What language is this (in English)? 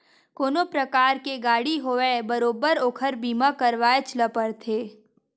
Chhattisgarhi